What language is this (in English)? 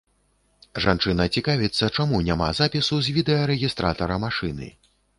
Belarusian